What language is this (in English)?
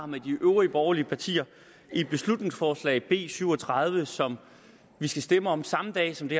Danish